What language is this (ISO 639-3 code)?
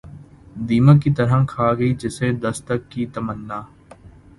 urd